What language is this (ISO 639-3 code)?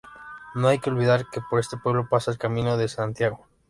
spa